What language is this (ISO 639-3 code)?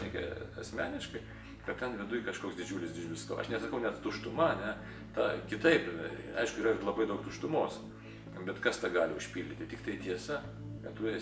lit